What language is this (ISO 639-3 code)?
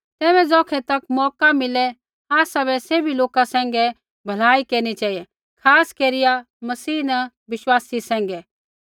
kfx